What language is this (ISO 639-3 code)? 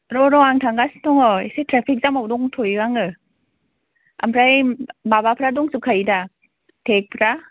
brx